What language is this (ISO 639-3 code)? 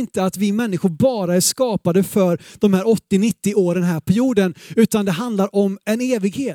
swe